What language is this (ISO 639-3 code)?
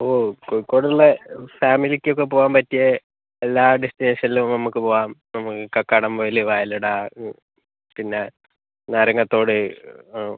mal